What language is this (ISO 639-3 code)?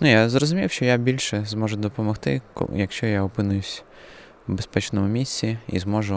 ukr